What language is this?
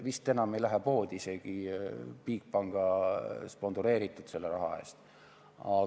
Estonian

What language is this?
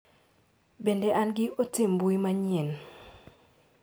Luo (Kenya and Tanzania)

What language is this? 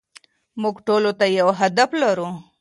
Pashto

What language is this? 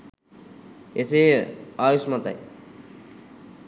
Sinhala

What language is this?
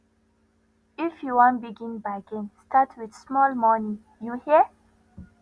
Nigerian Pidgin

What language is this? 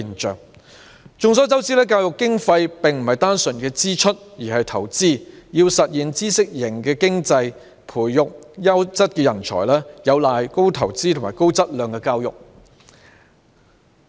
Cantonese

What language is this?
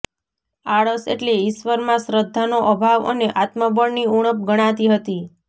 Gujarati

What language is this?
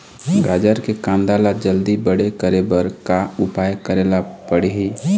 Chhattisgarhi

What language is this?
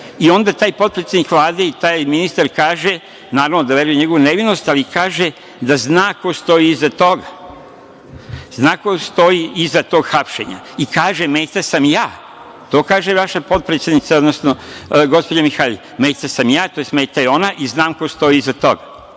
Serbian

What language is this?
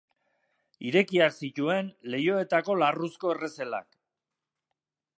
Basque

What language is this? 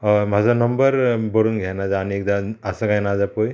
Konkani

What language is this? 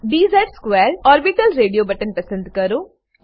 Gujarati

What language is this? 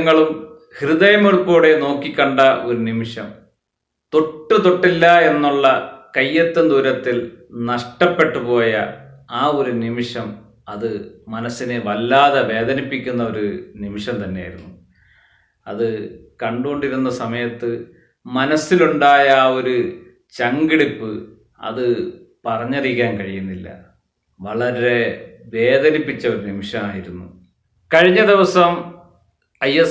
Malayalam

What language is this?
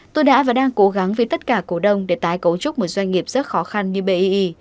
Vietnamese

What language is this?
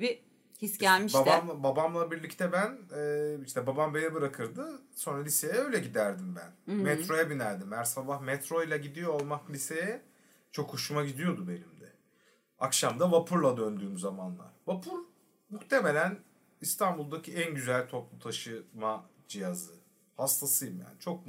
Turkish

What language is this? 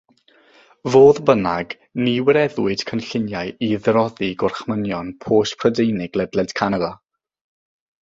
Welsh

